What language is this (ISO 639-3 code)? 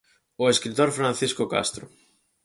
glg